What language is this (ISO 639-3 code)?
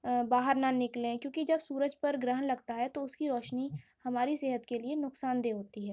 urd